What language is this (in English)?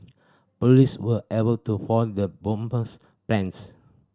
English